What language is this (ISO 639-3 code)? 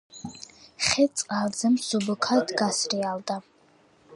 kat